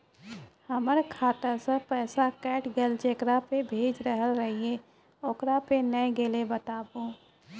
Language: Maithili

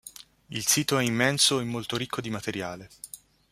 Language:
Italian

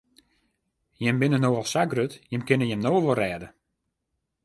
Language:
Western Frisian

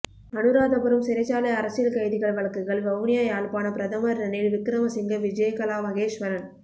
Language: Tamil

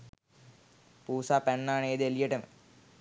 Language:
Sinhala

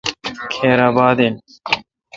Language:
Kalkoti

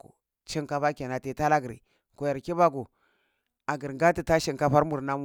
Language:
Cibak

